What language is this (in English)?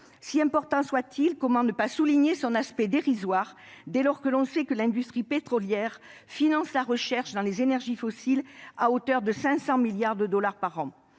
French